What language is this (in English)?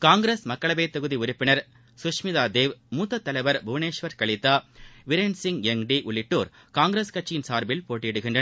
Tamil